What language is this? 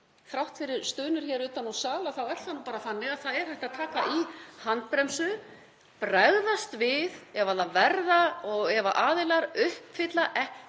Icelandic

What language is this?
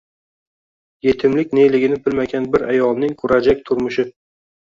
Uzbek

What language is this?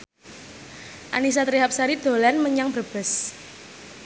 Javanese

